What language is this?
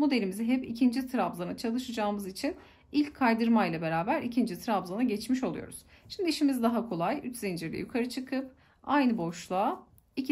Turkish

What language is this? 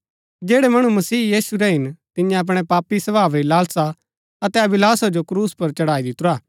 Gaddi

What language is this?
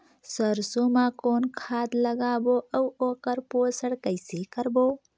Chhattisgarhi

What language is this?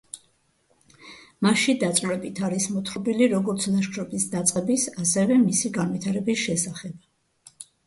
Georgian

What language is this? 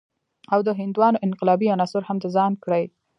Pashto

